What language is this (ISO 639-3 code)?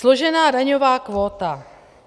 ces